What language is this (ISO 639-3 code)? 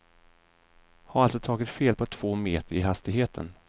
swe